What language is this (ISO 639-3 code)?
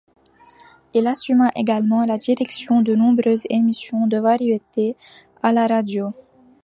fra